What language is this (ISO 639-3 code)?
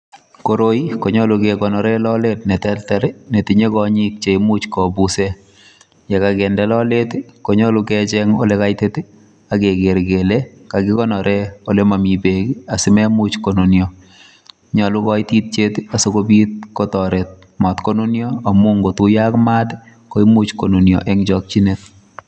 kln